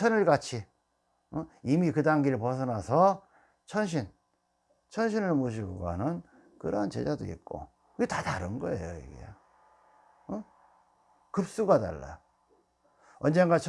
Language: Korean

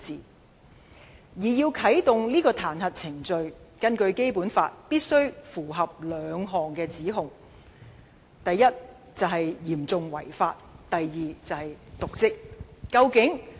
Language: Cantonese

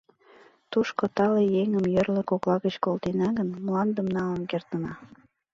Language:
Mari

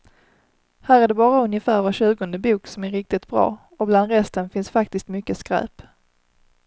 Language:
Swedish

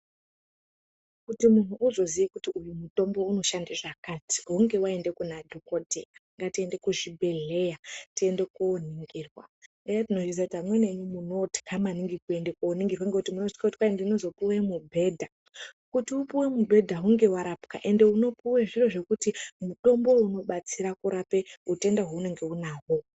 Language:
Ndau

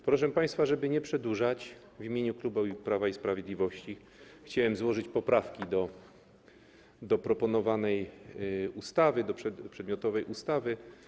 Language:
Polish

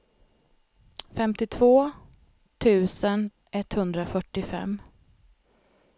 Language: Swedish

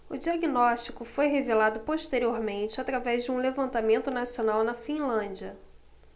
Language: Portuguese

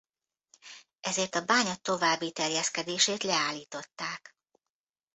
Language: Hungarian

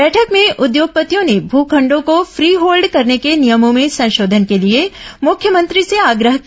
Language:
Hindi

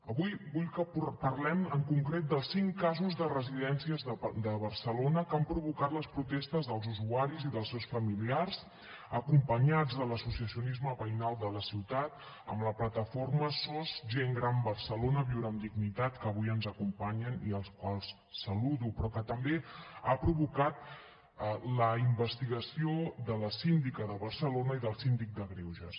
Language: Catalan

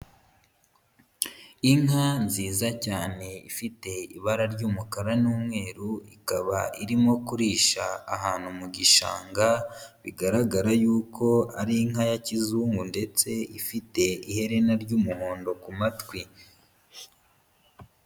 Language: Kinyarwanda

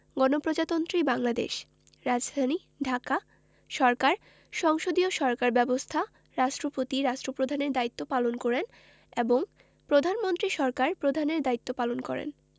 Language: Bangla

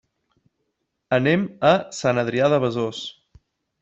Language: Catalan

